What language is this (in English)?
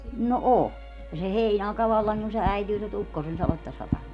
Finnish